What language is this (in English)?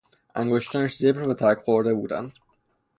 Persian